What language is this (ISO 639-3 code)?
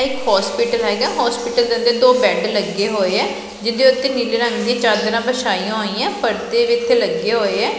pan